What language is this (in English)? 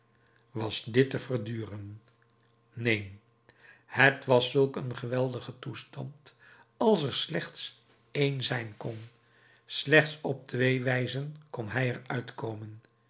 Dutch